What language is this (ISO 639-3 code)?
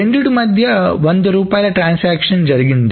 tel